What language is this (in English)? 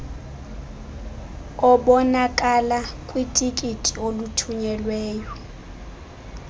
Xhosa